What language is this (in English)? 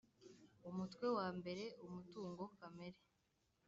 Kinyarwanda